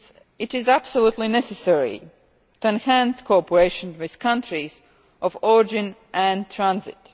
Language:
English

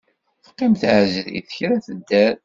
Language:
Kabyle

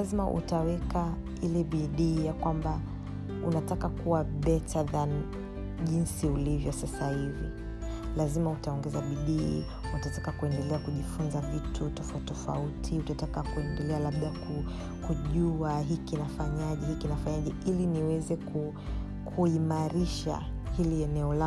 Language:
Swahili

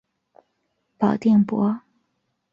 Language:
Chinese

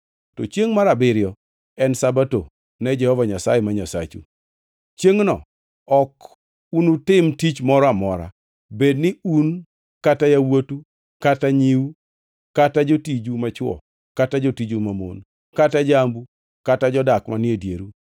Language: Luo (Kenya and Tanzania)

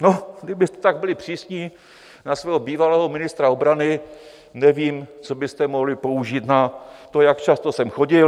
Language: Czech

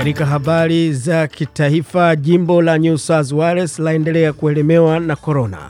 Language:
Swahili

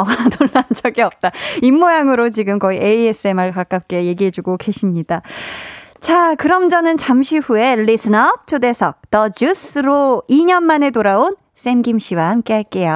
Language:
Korean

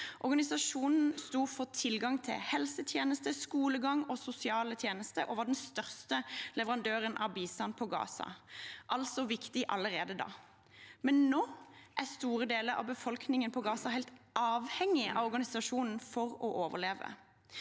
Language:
Norwegian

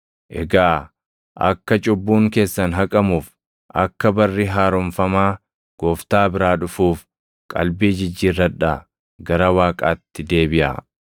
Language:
Oromo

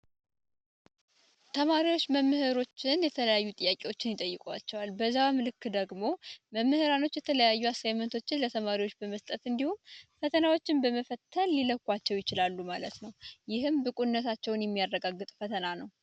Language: Amharic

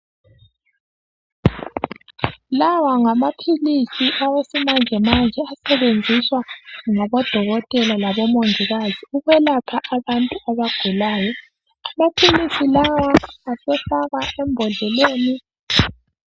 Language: North Ndebele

